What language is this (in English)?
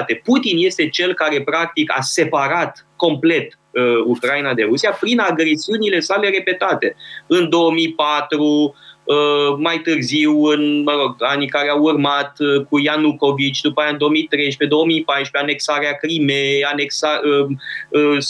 Romanian